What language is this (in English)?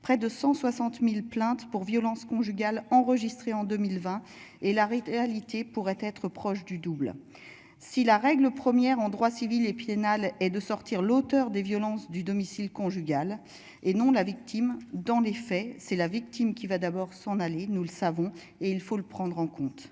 French